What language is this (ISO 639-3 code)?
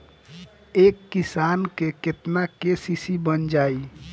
bho